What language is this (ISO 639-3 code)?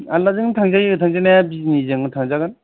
brx